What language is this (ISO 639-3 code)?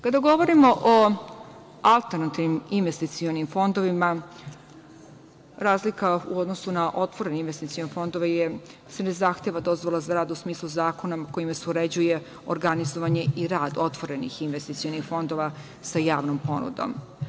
srp